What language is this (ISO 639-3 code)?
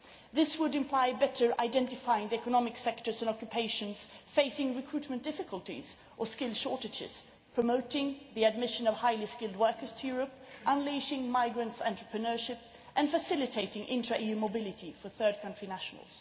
eng